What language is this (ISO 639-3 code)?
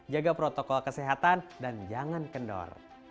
ind